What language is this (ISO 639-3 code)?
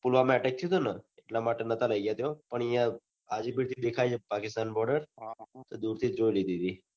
guj